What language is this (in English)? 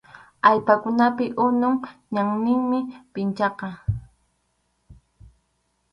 Arequipa-La Unión Quechua